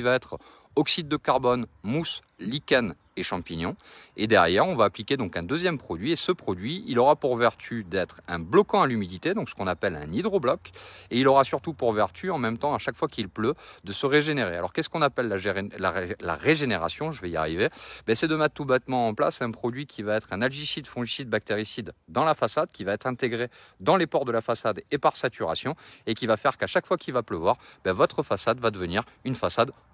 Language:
French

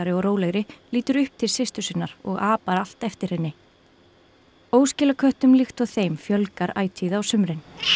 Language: Icelandic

